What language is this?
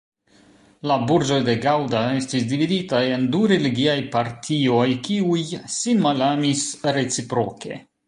Esperanto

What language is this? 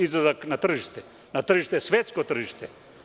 Serbian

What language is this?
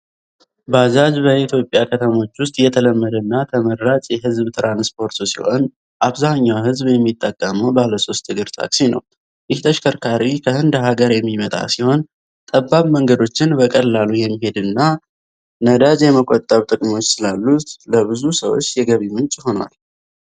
Amharic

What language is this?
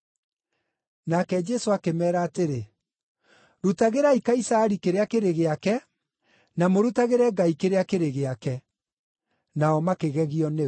Kikuyu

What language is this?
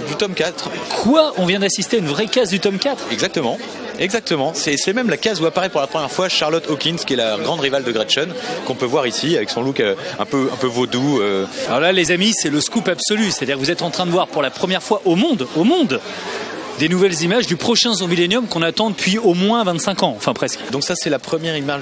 French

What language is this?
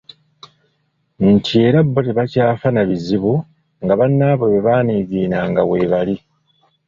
Ganda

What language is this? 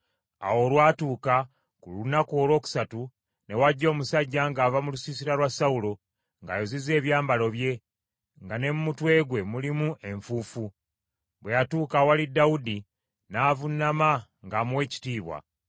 Ganda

